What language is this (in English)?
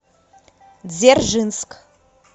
Russian